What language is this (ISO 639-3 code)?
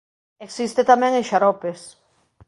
glg